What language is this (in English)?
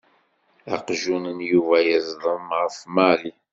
Kabyle